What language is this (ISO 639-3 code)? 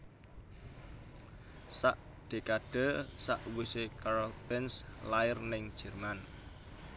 jav